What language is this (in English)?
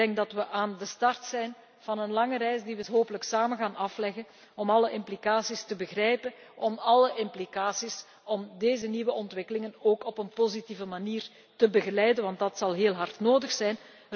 Dutch